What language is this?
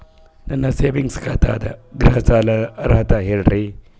Kannada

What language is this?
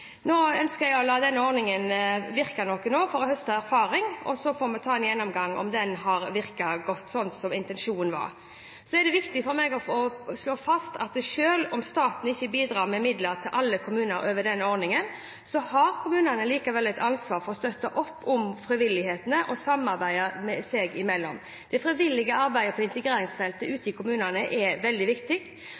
Norwegian Bokmål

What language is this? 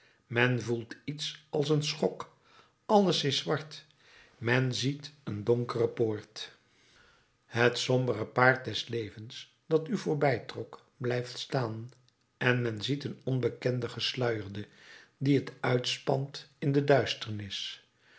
Dutch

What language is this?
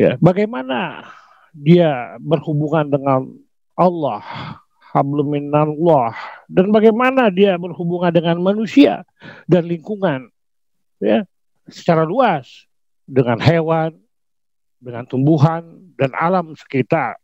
Indonesian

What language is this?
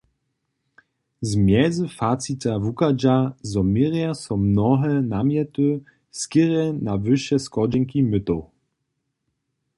Upper Sorbian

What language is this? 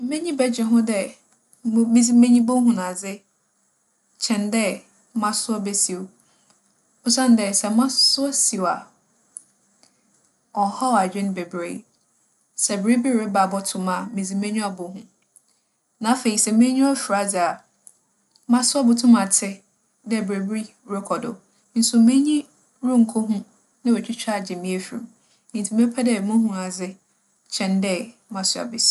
Akan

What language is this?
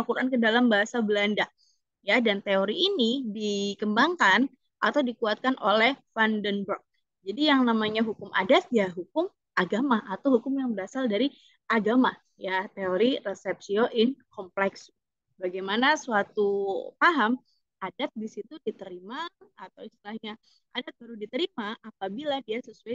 Indonesian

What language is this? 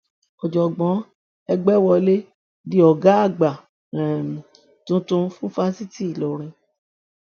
Yoruba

